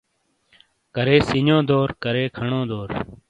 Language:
Shina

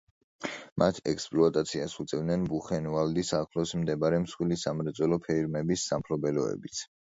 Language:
Georgian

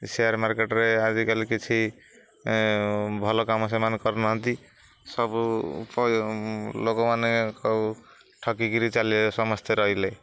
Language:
Odia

